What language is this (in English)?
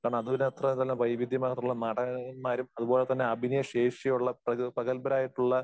Malayalam